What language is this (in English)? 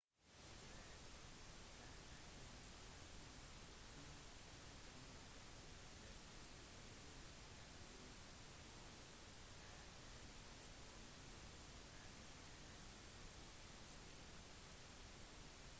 Norwegian Bokmål